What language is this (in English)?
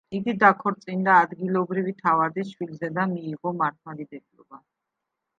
Georgian